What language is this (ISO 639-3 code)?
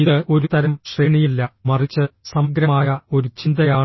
mal